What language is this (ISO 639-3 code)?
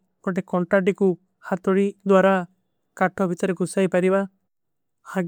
uki